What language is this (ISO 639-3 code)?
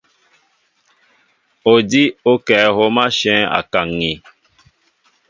mbo